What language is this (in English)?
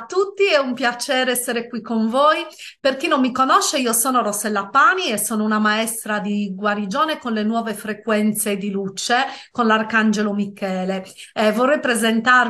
Italian